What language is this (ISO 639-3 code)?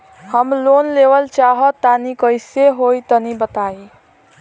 bho